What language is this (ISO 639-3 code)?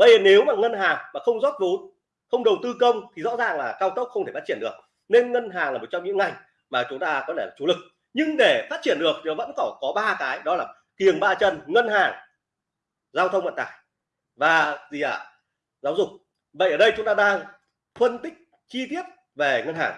vie